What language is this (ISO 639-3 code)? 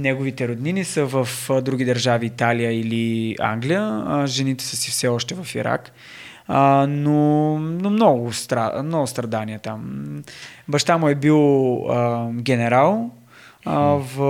bul